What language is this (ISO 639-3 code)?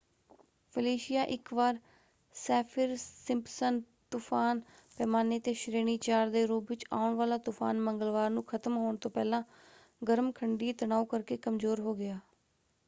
pan